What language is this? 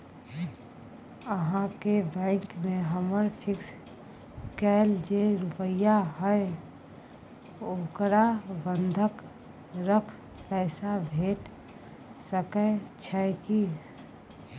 Maithili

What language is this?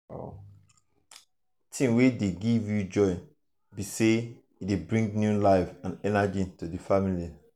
Nigerian Pidgin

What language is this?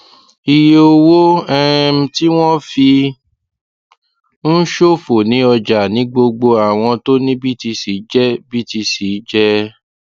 Yoruba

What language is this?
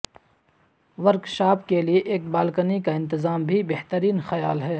Urdu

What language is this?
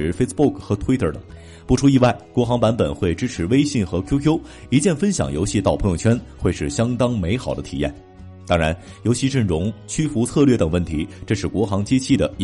Chinese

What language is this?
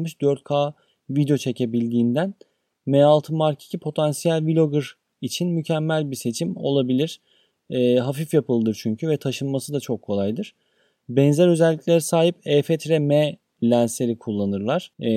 Turkish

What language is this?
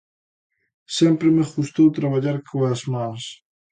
Galician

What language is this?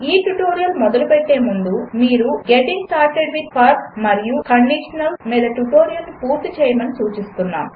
Telugu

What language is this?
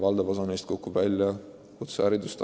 Estonian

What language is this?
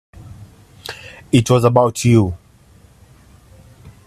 English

